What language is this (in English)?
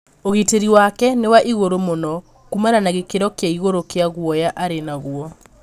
Kikuyu